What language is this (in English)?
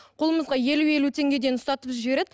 Kazakh